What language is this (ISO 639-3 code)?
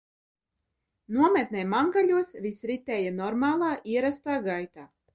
lav